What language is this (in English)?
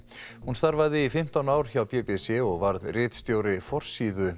Icelandic